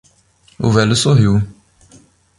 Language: Portuguese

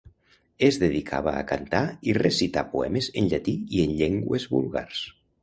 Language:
Catalan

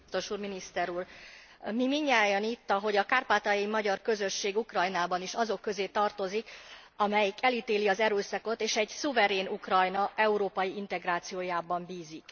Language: Hungarian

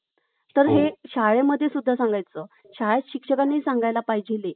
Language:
Marathi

